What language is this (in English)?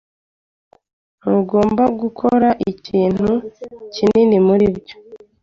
Kinyarwanda